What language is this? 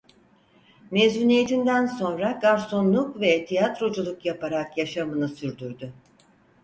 Turkish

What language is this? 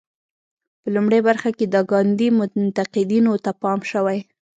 Pashto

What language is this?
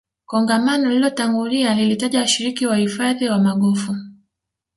Swahili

